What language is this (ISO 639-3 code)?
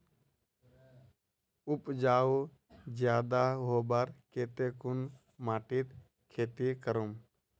mag